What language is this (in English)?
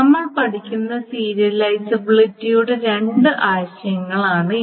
Malayalam